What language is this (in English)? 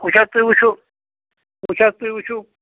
Kashmiri